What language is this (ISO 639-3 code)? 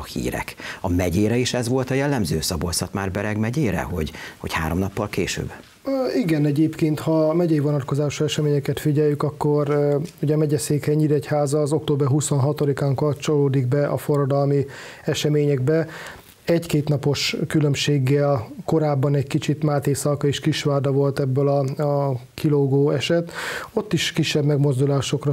hun